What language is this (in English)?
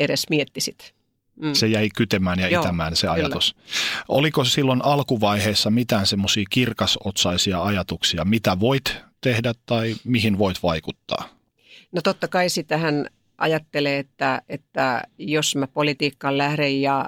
Finnish